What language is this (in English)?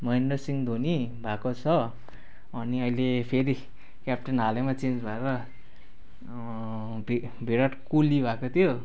Nepali